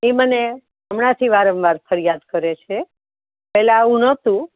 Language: Gujarati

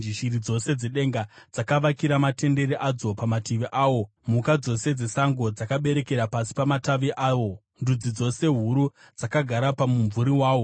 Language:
Shona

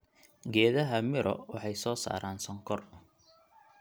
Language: Somali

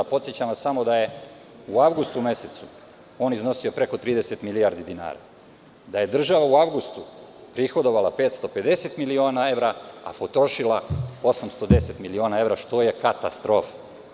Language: Serbian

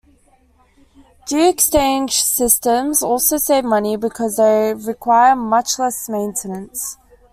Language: English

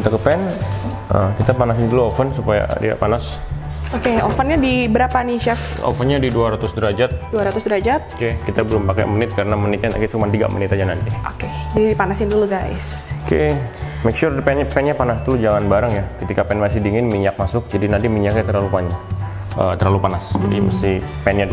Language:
Indonesian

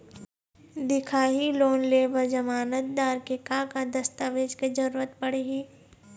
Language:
Chhattisgarhi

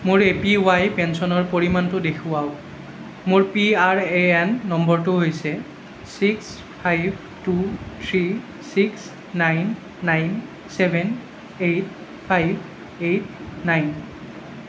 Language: Assamese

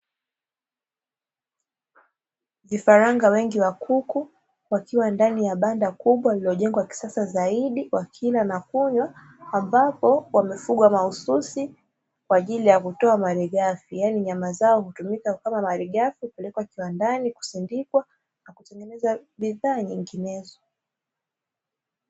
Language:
Swahili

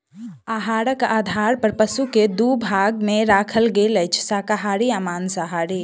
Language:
Maithili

